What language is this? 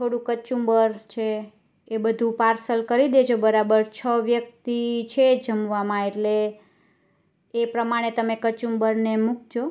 Gujarati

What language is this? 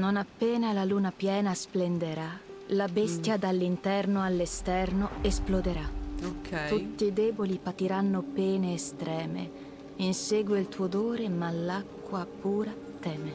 Italian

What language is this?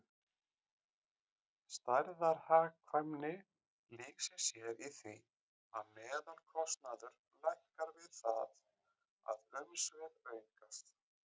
Icelandic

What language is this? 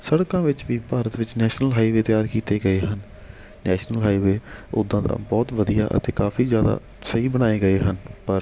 Punjabi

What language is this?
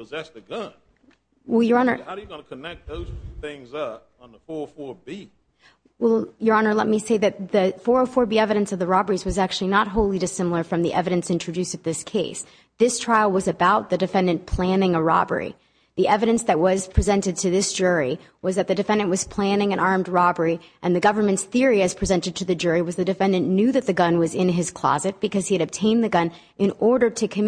English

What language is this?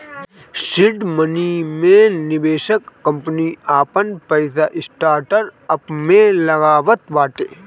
Bhojpuri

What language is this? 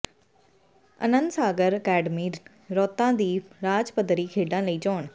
Punjabi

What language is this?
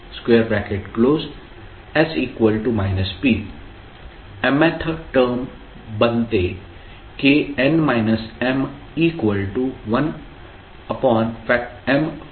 Marathi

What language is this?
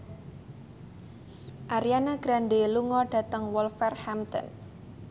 Javanese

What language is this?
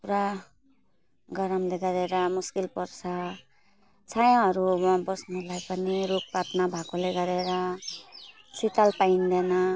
Nepali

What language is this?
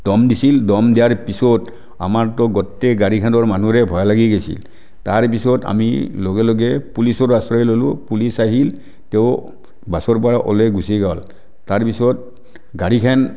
Assamese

